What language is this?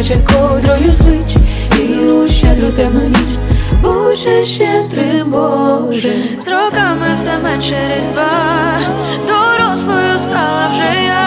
Ukrainian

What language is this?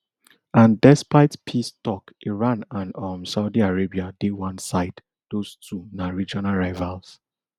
Nigerian Pidgin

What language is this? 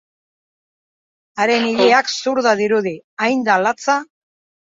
Basque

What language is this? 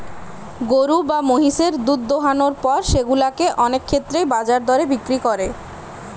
Bangla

